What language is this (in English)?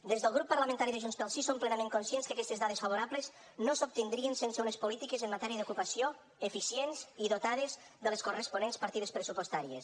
Catalan